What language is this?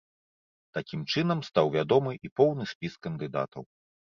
Belarusian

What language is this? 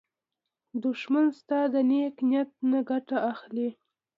Pashto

